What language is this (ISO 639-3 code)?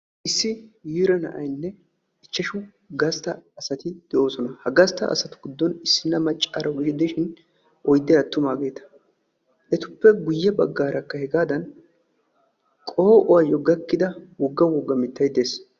wal